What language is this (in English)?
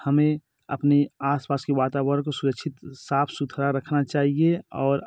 Hindi